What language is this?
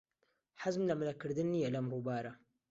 Central Kurdish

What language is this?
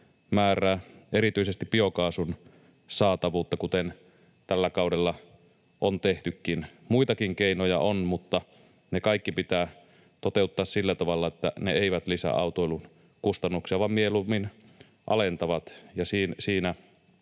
Finnish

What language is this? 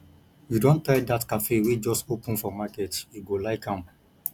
Nigerian Pidgin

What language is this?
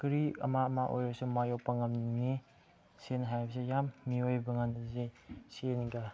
Manipuri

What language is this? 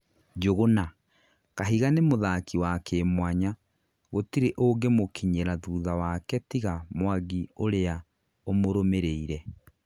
Kikuyu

